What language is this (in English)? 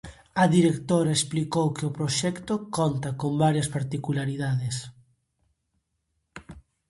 Galician